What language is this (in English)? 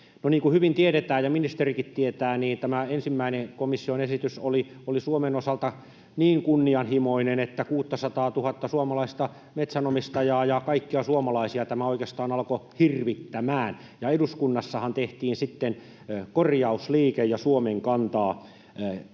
Finnish